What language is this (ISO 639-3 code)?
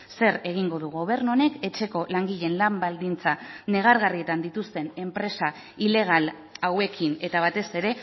eus